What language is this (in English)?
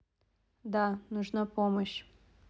Russian